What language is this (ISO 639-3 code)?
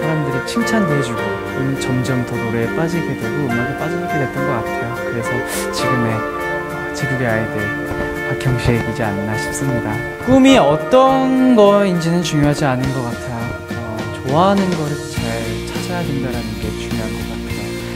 kor